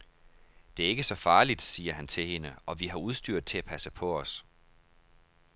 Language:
Danish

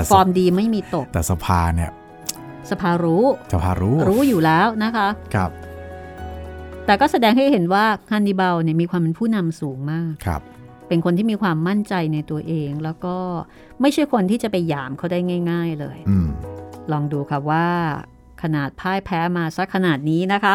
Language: Thai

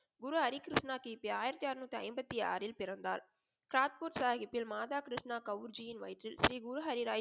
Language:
Tamil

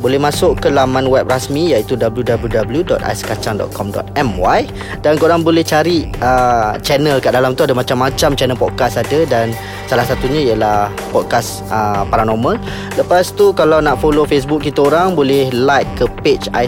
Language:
Malay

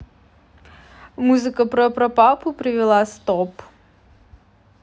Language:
Russian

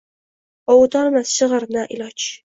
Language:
Uzbek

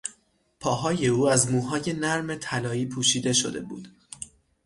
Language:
Persian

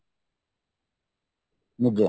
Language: Odia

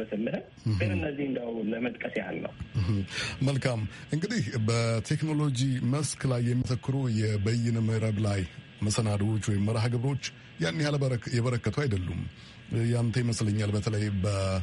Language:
Amharic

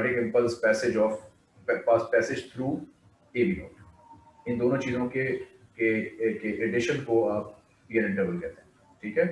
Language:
Hindi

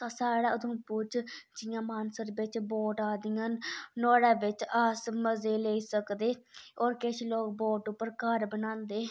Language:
Dogri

